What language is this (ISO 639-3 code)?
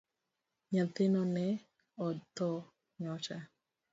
luo